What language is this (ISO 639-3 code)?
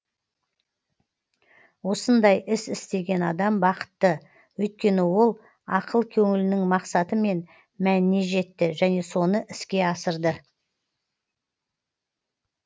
kaz